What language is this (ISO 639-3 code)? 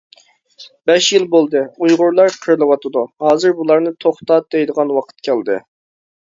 uig